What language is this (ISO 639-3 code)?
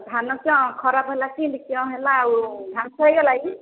ori